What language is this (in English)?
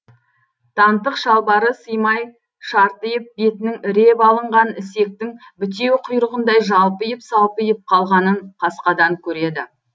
Kazakh